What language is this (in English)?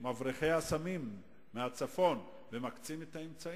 Hebrew